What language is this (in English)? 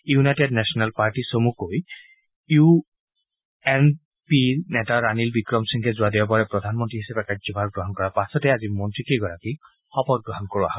Assamese